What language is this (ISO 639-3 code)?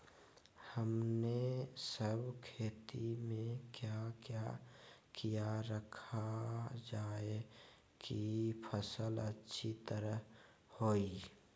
mag